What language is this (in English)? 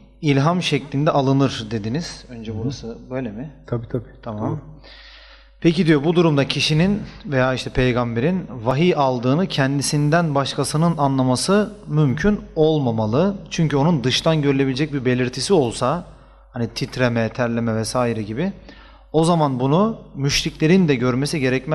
Turkish